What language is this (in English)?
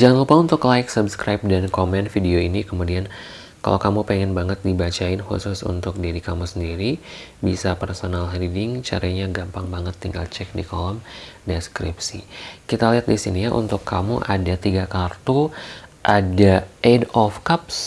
Indonesian